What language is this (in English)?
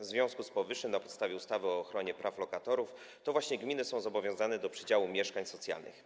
Polish